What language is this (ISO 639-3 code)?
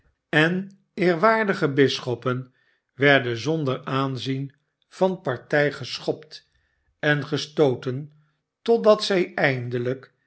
nld